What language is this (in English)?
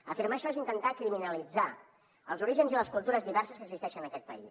Catalan